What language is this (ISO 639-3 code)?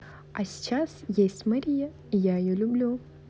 rus